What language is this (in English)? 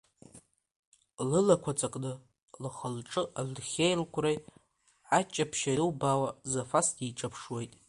Abkhazian